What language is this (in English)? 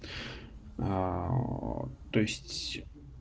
Russian